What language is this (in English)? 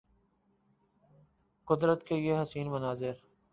Urdu